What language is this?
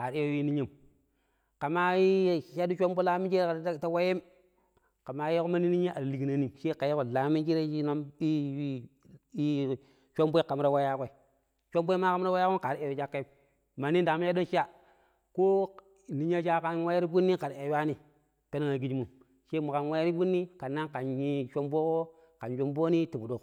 Pero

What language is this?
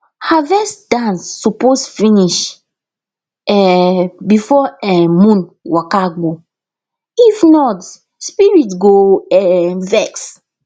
Nigerian Pidgin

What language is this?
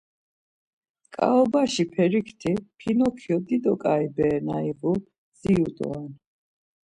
Laz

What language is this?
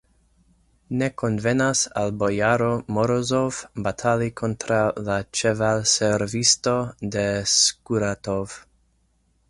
Esperanto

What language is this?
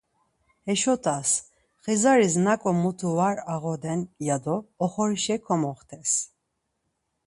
Laz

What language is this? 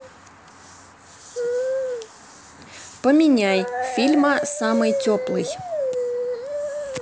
Russian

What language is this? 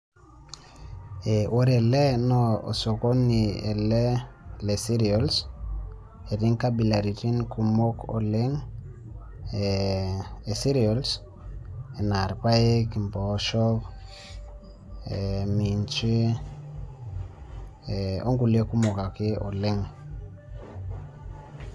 Masai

